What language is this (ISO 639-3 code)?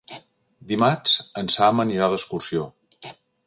cat